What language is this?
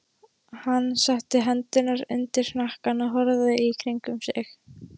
Icelandic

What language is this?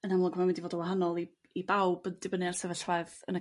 Welsh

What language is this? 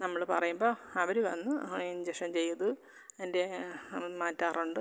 Malayalam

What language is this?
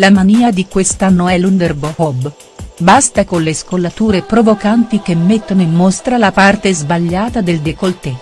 Italian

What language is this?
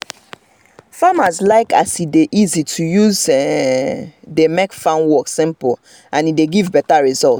Nigerian Pidgin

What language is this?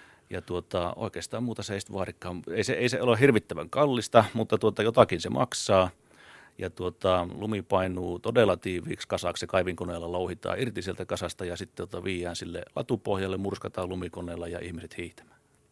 Finnish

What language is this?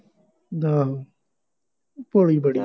Punjabi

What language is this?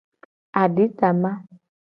Gen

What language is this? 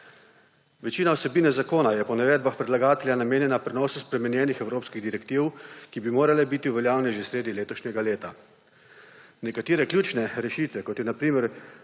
Slovenian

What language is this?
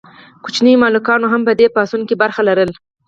Pashto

